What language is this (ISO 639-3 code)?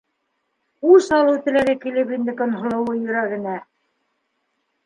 bak